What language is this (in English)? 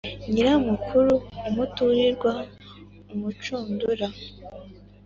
Kinyarwanda